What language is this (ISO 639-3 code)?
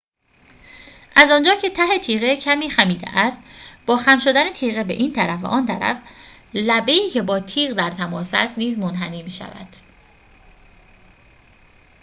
fas